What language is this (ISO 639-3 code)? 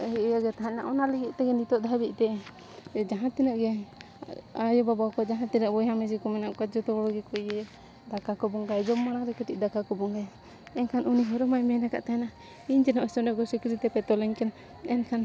sat